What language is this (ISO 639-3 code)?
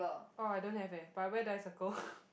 eng